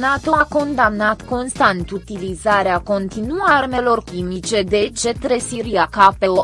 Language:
Romanian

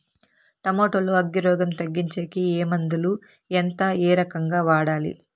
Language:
Telugu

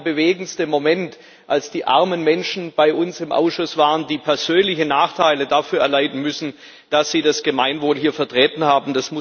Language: German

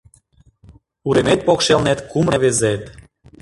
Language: Mari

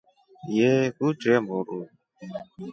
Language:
Rombo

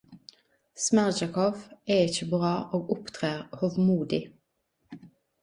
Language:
Norwegian Nynorsk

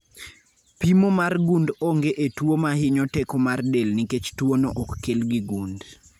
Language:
Luo (Kenya and Tanzania)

